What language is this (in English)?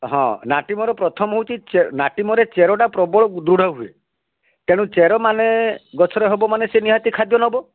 Odia